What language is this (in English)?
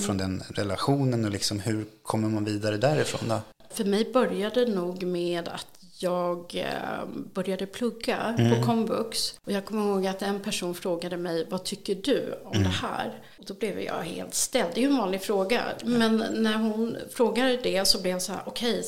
Swedish